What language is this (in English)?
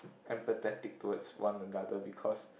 English